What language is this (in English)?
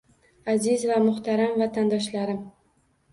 Uzbek